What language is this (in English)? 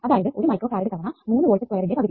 Malayalam